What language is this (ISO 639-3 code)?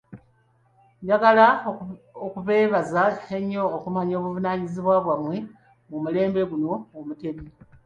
lug